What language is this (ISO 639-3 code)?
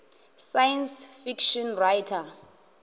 ven